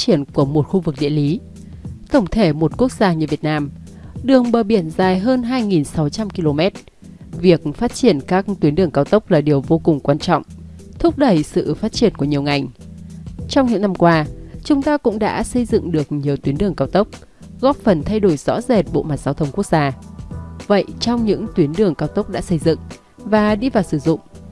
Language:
Vietnamese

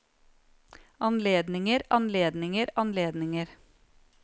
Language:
Norwegian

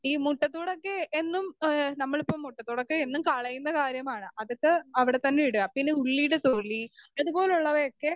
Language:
Malayalam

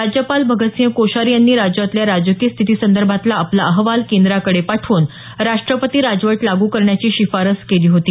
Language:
Marathi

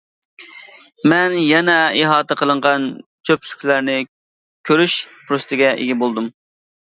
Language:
Uyghur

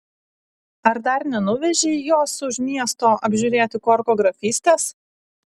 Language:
Lithuanian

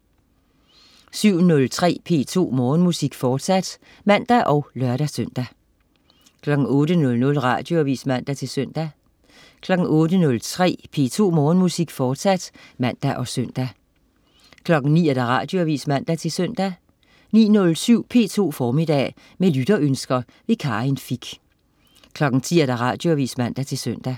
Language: Danish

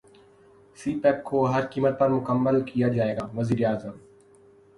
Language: Urdu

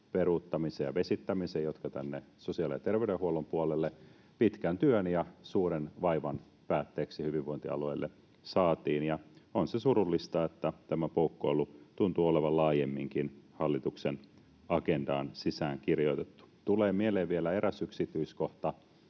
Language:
Finnish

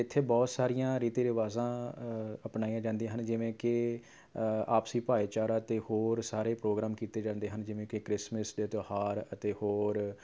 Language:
Punjabi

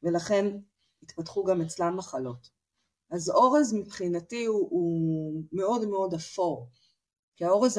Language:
Hebrew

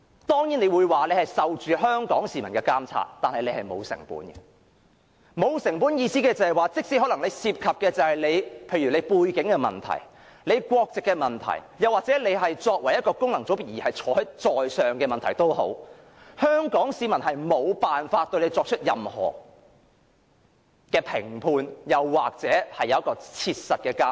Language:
Cantonese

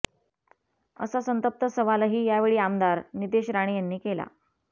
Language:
Marathi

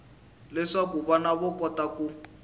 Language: Tsonga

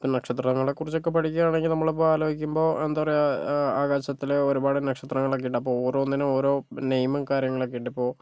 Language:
Malayalam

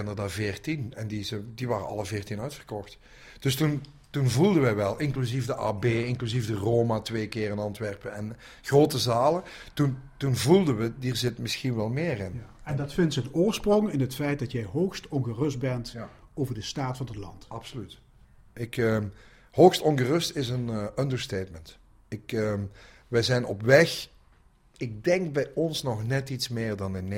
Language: Dutch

